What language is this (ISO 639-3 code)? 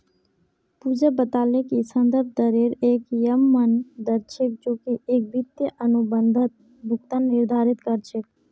mag